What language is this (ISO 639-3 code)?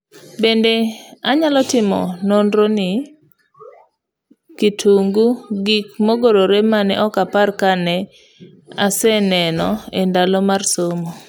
luo